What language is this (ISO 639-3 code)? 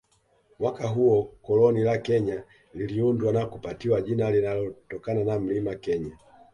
swa